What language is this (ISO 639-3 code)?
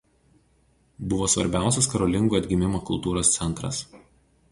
lit